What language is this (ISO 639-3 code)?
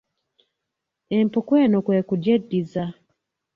lug